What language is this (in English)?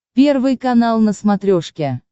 Russian